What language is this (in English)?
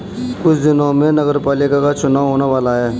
Hindi